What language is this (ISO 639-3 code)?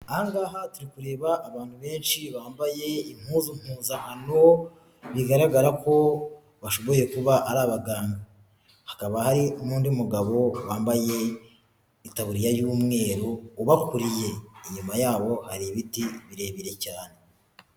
kin